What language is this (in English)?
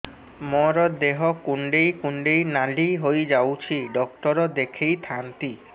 Odia